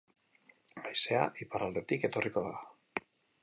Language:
Basque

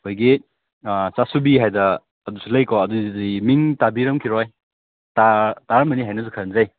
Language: Manipuri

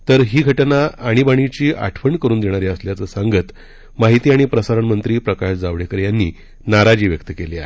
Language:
Marathi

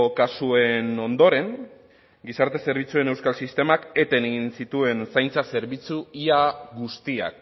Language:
Basque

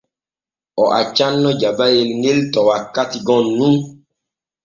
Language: Borgu Fulfulde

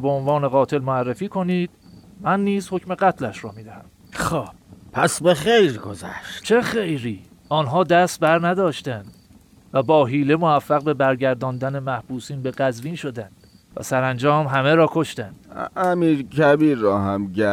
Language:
Persian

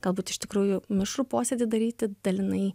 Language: Lithuanian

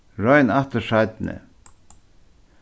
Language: Faroese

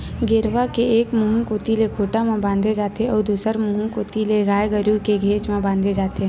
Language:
Chhattisgarhi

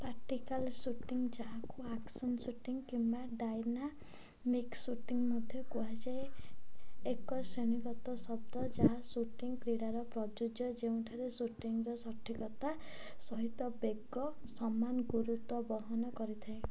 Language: Odia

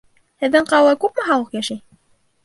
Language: Bashkir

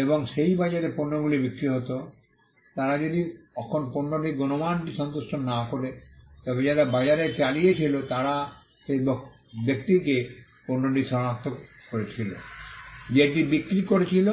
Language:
Bangla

